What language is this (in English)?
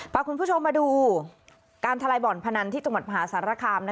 Thai